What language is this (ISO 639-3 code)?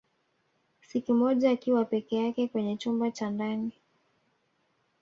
swa